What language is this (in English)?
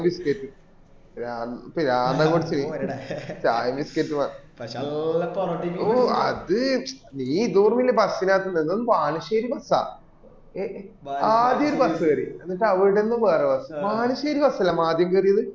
Malayalam